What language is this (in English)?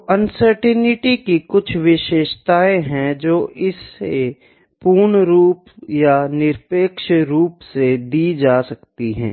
Hindi